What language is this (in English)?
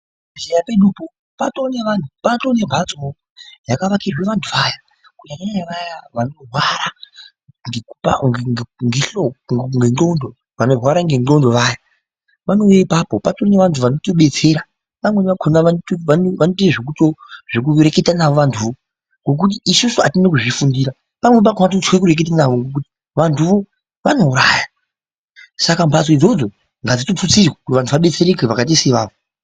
Ndau